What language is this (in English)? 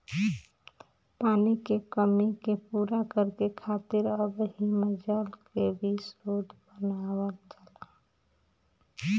Bhojpuri